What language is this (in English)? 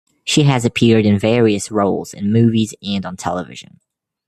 English